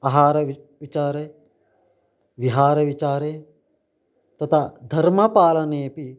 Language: Sanskrit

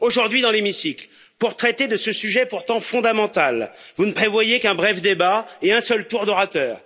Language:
French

